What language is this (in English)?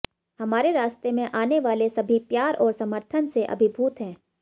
Hindi